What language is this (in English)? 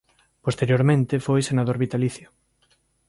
Galician